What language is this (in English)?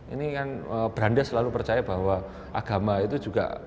Indonesian